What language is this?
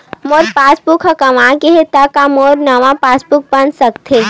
Chhattisgarhi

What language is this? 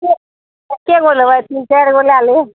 Maithili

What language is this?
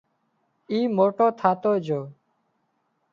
Wadiyara Koli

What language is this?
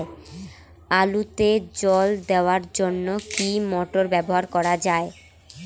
Bangla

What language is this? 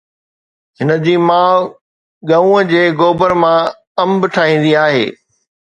Sindhi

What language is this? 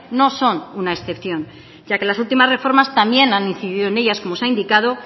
Spanish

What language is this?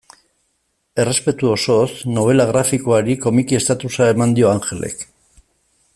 Basque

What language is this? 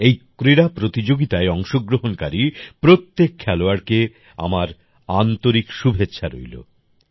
Bangla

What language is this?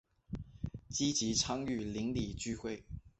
Chinese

